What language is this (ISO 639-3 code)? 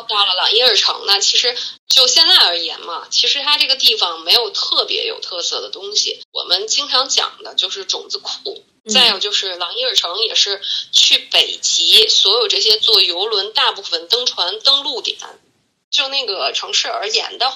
zho